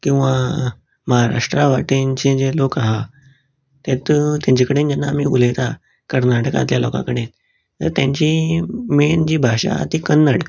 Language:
Konkani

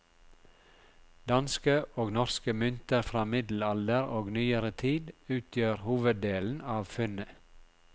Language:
Norwegian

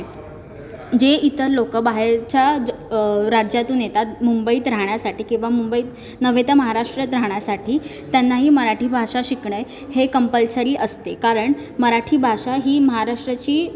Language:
Marathi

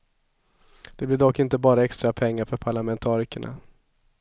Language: Swedish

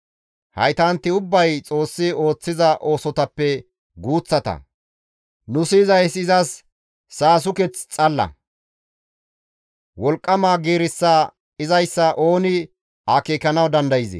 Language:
Gamo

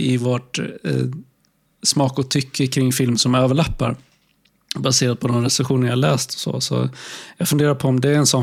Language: Swedish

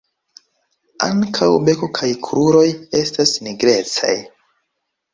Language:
Esperanto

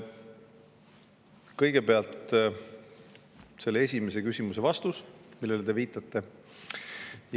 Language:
Estonian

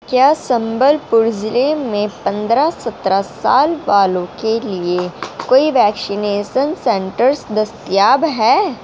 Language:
Urdu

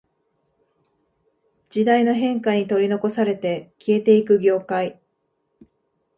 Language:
Japanese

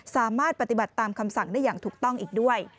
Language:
Thai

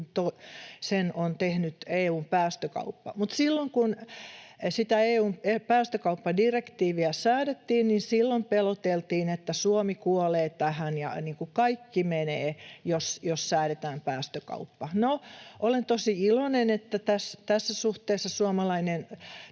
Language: Finnish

